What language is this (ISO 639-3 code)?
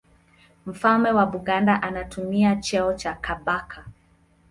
swa